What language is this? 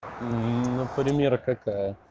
Russian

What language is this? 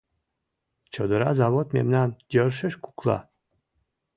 Mari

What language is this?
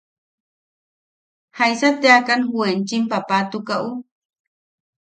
Yaqui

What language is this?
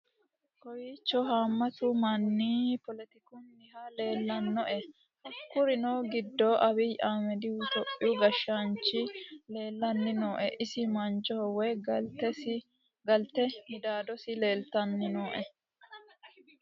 Sidamo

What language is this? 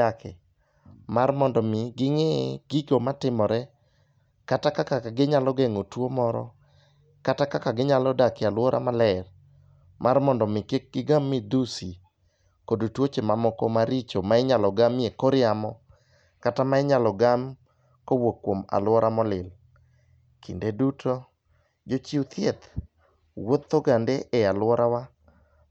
Luo (Kenya and Tanzania)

